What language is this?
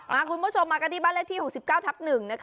Thai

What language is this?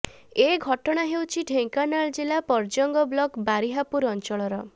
Odia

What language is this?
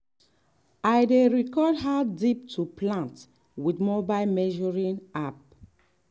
Nigerian Pidgin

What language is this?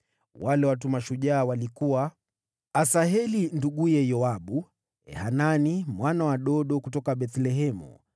Swahili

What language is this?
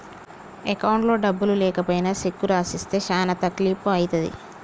Telugu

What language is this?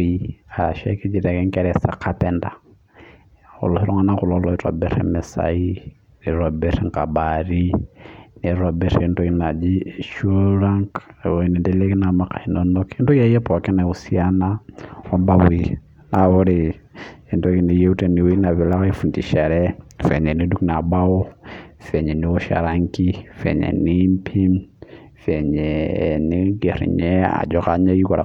Masai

